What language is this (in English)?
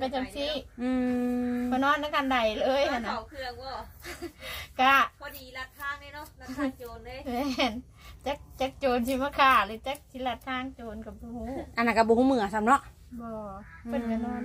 Thai